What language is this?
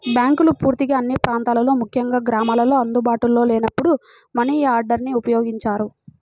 Telugu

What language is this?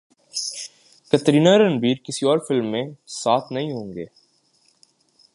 Urdu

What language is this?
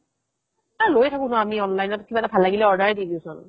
Assamese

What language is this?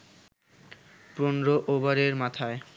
Bangla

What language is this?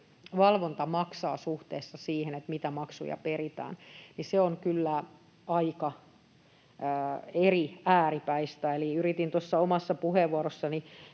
Finnish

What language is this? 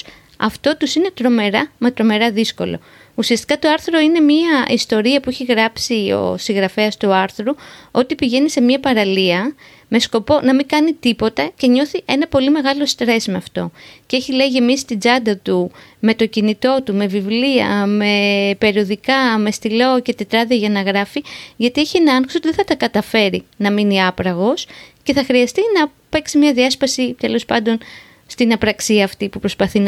Greek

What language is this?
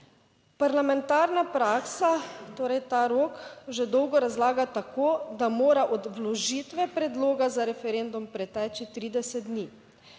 Slovenian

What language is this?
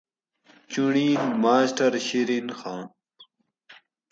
Gawri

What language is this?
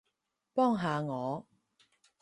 Cantonese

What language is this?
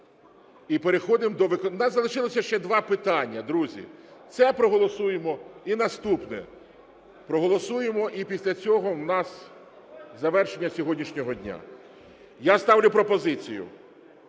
Ukrainian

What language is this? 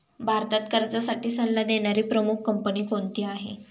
Marathi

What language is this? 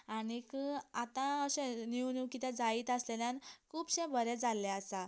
Konkani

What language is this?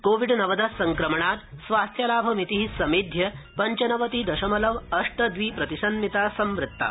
Sanskrit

